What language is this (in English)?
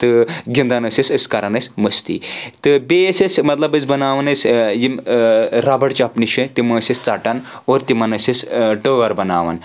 Kashmiri